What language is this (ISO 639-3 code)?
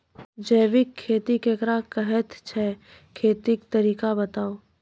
mai